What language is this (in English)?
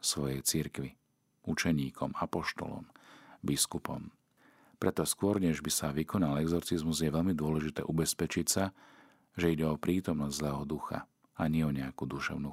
Slovak